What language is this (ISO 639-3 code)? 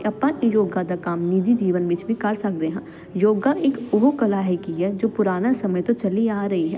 pan